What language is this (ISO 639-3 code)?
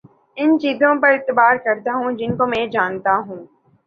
urd